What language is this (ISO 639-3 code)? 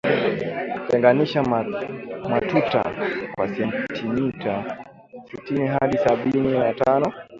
swa